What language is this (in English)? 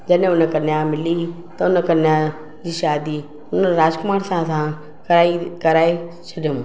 Sindhi